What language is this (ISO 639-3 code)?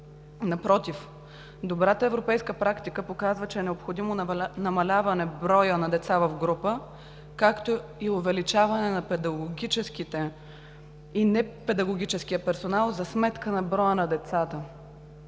bul